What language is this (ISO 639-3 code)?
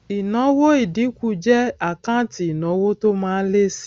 yor